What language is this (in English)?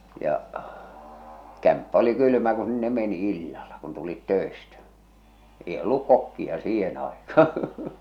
Finnish